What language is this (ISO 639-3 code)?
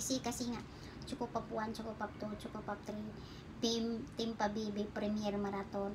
fil